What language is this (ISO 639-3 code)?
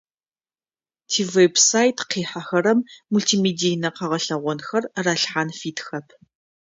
ady